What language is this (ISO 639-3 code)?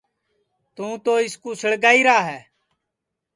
ssi